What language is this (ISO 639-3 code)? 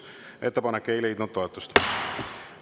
est